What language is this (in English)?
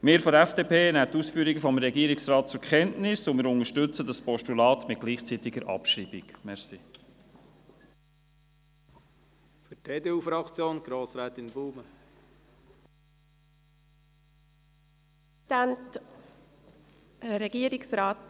Swiss German